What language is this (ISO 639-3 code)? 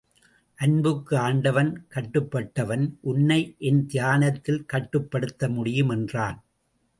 tam